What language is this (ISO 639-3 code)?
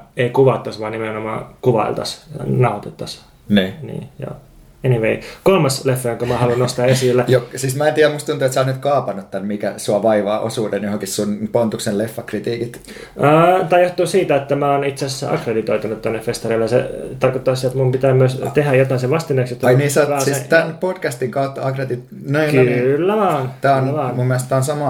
fin